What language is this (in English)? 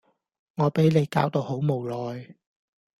Cantonese